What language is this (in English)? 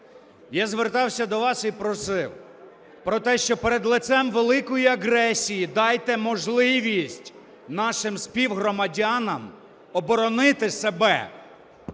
Ukrainian